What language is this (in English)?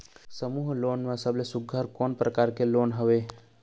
Chhattisgarhi